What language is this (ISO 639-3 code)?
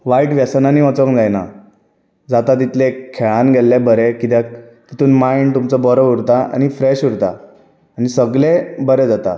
kok